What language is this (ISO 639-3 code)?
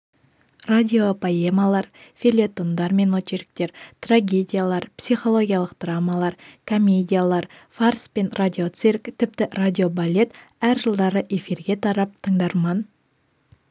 kaz